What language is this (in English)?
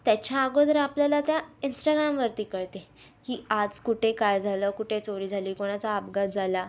Marathi